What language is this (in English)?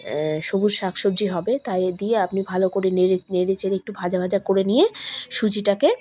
Bangla